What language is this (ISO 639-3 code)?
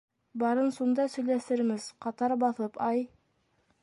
bak